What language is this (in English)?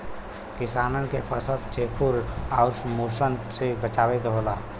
Bhojpuri